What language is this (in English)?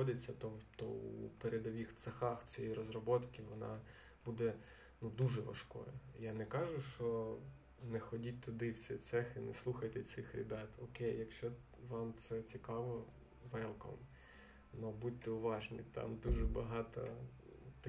Ukrainian